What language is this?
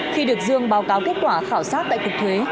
Vietnamese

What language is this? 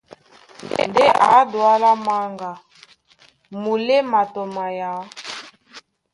Duala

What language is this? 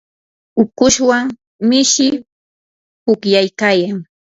Yanahuanca Pasco Quechua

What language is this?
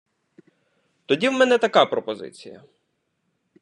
Ukrainian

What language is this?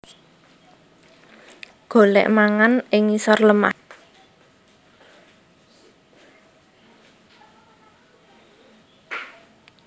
Javanese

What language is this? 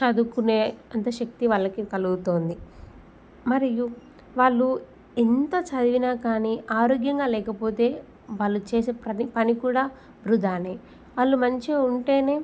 Telugu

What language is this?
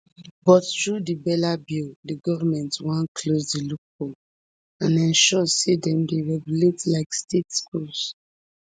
Nigerian Pidgin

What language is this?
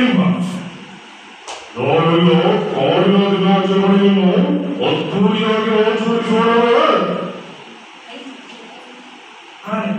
Romanian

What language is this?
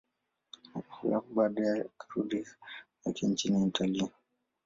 Swahili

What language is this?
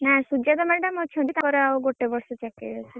Odia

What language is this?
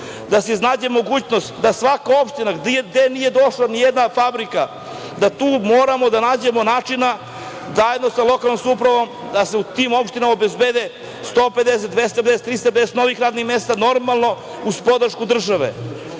Serbian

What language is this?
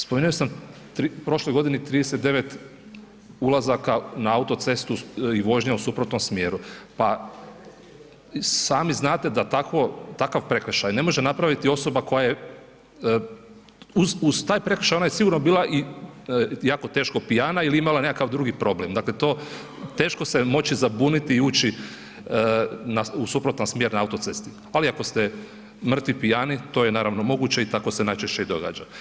Croatian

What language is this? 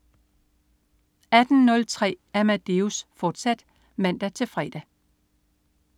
Danish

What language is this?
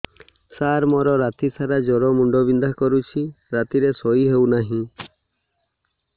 Odia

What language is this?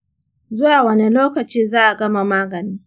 Hausa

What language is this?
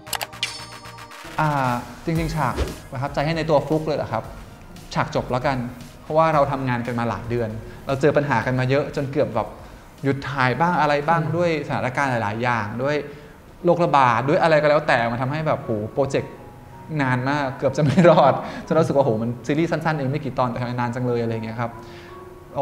Thai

